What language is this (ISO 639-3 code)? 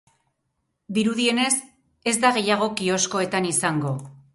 eus